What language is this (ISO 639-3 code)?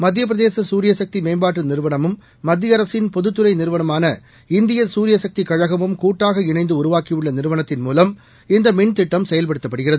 tam